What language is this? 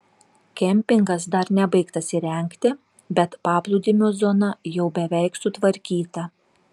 Lithuanian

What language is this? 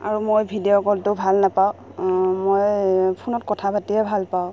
Assamese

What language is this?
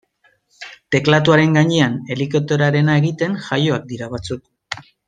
Basque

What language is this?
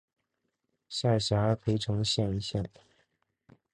Chinese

